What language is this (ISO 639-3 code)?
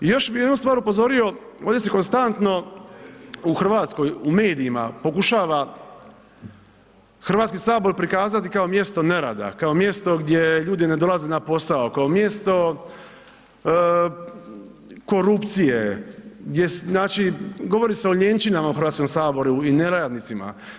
hrv